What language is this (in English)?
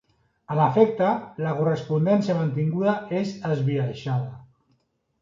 Catalan